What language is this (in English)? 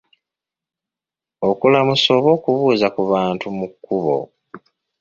Ganda